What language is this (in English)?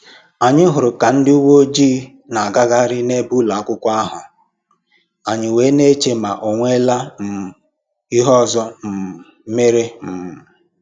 Igbo